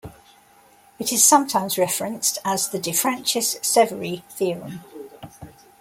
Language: English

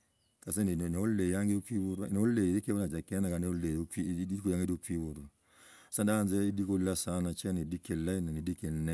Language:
Logooli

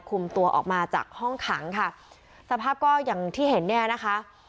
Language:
Thai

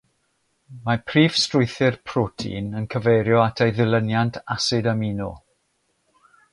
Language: Welsh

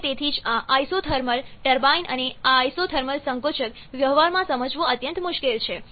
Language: Gujarati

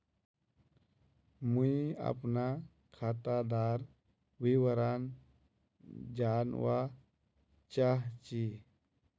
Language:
Magahi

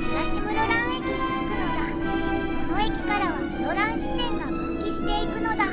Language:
Japanese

